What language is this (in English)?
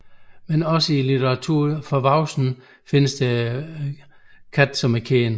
Danish